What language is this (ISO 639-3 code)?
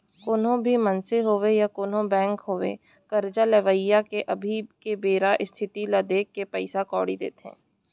hne